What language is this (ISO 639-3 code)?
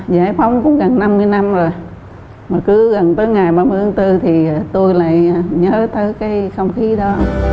vie